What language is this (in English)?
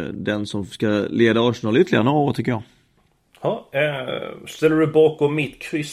Swedish